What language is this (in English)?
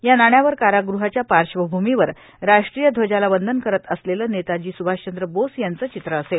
Marathi